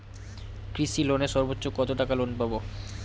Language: Bangla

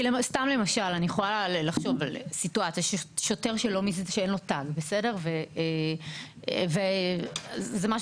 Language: Hebrew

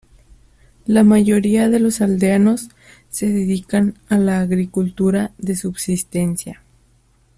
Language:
Spanish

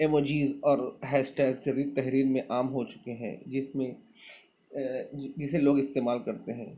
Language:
Urdu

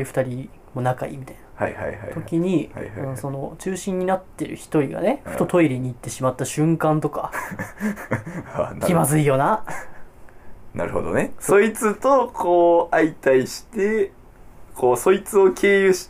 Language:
Japanese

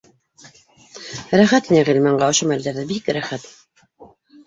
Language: Bashkir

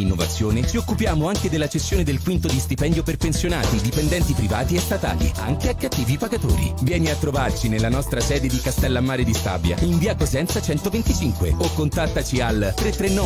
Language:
Italian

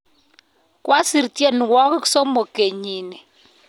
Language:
Kalenjin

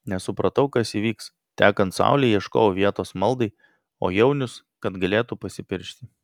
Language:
Lithuanian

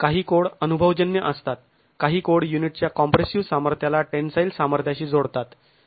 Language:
Marathi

